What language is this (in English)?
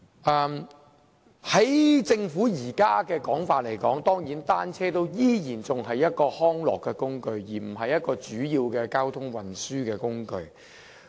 Cantonese